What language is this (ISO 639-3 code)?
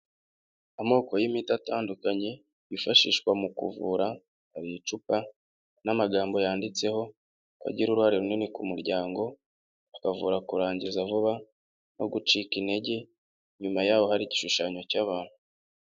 kin